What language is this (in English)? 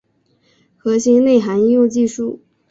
Chinese